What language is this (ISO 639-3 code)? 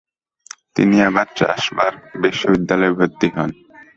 ben